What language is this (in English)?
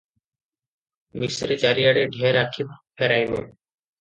Odia